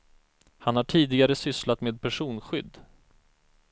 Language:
Swedish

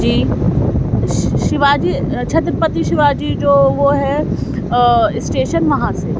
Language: Urdu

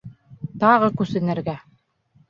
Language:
Bashkir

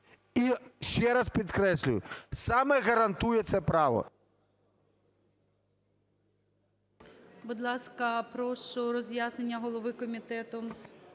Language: Ukrainian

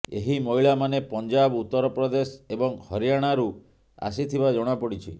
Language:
Odia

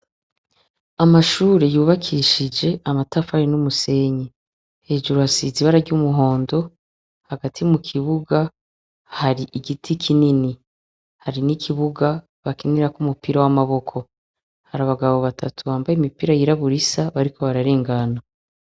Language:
Rundi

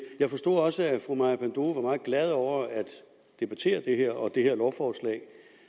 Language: Danish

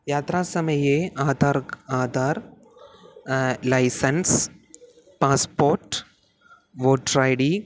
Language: Sanskrit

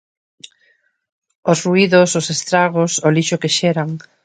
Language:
Galician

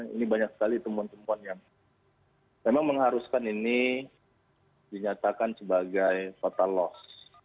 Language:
Indonesian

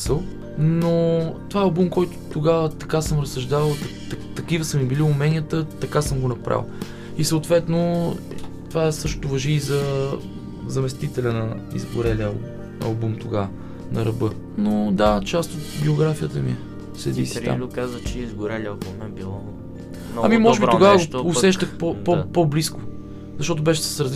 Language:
Bulgarian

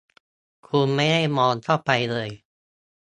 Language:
Thai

